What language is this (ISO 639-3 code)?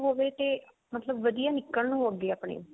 pan